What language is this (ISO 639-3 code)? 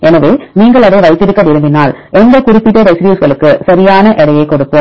tam